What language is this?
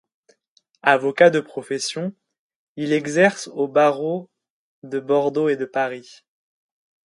French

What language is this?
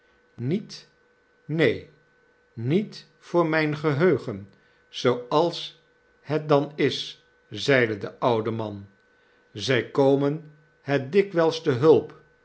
Dutch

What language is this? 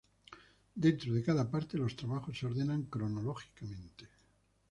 Spanish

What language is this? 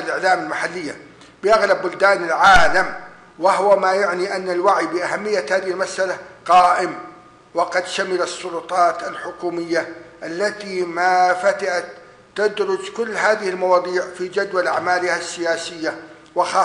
Arabic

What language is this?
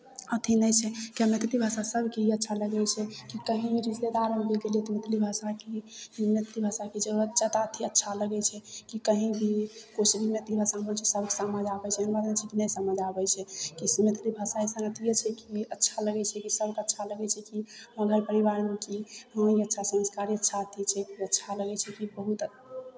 Maithili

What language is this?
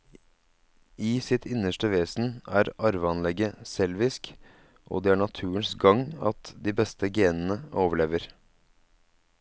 Norwegian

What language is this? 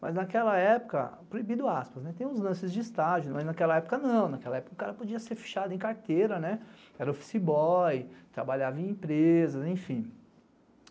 Portuguese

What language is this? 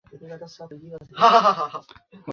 Bangla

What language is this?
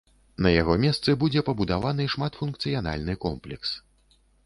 Belarusian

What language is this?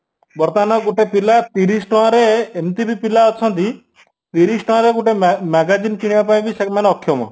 Odia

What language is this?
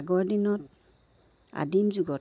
Assamese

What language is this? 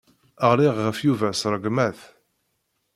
Kabyle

